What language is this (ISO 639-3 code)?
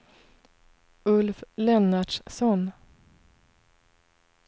swe